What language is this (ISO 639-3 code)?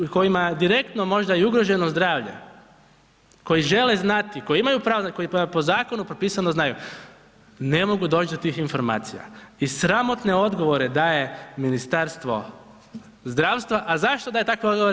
hrv